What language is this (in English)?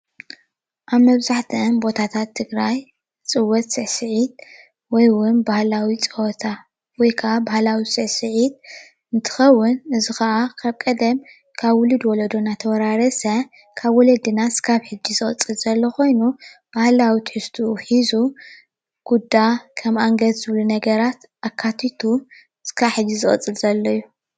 Tigrinya